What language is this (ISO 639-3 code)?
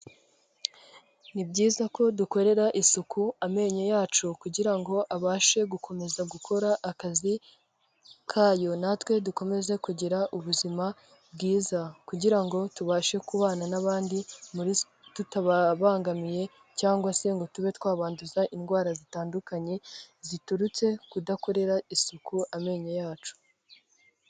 kin